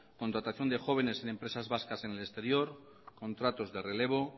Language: Spanish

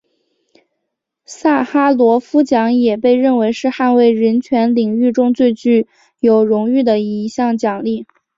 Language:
Chinese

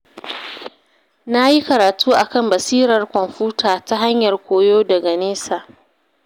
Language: Hausa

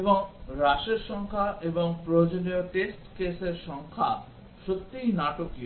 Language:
Bangla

